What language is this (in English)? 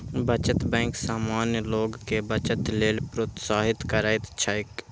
Maithili